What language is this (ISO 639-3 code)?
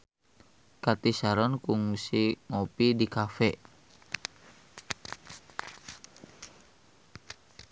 sun